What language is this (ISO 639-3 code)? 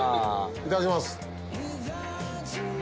jpn